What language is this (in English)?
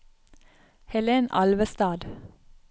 Norwegian